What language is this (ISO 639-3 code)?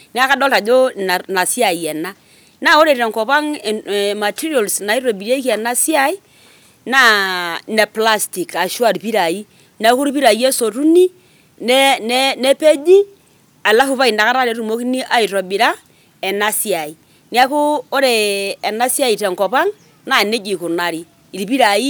mas